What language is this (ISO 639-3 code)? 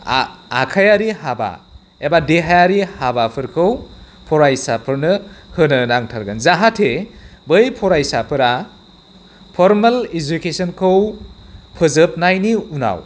brx